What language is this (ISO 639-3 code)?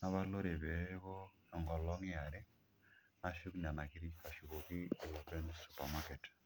mas